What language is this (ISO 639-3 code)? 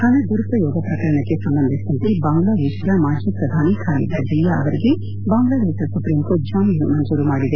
kan